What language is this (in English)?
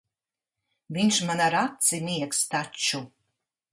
Latvian